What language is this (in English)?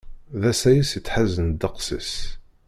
Kabyle